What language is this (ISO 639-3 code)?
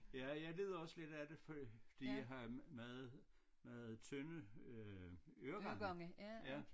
dan